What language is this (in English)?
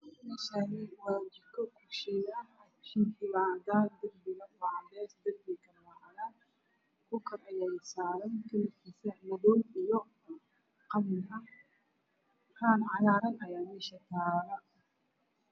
Somali